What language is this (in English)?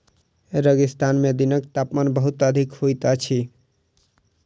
Maithili